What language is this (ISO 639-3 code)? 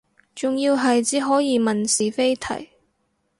yue